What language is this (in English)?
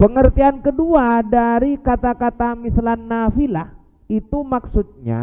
Indonesian